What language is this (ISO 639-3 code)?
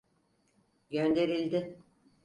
tur